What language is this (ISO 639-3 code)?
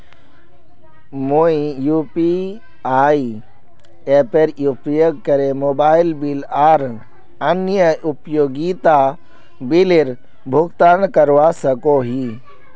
mag